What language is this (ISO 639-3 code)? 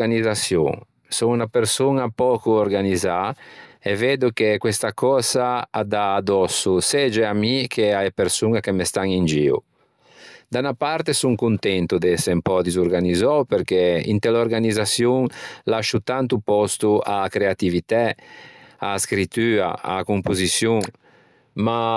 lij